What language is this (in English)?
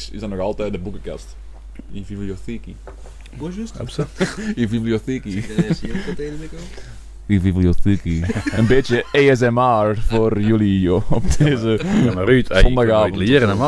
Dutch